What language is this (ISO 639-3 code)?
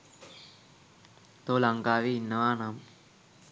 sin